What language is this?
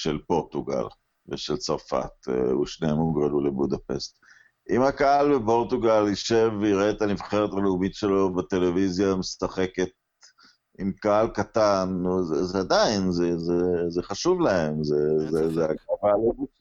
Hebrew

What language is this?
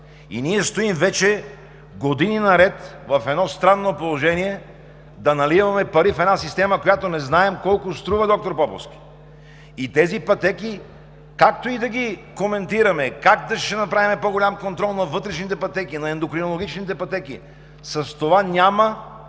Bulgarian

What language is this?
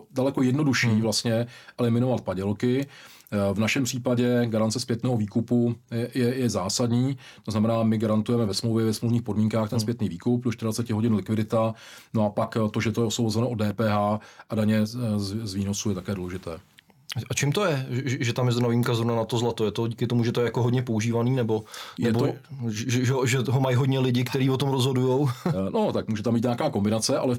Czech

